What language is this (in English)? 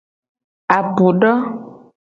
Gen